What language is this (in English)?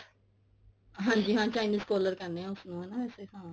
Punjabi